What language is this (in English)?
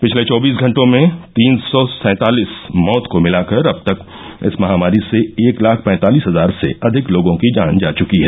Hindi